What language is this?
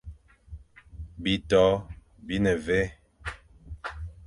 Fang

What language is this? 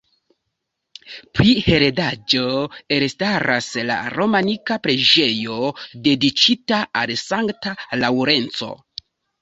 Esperanto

